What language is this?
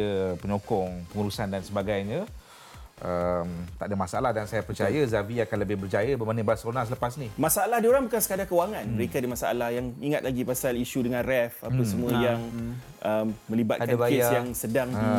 Malay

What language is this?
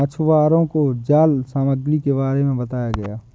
Hindi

